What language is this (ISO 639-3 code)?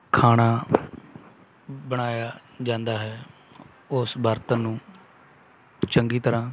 pan